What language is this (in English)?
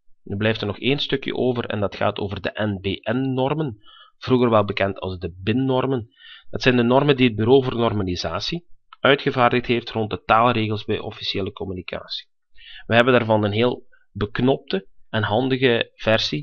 Dutch